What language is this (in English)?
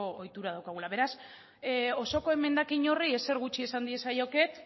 Basque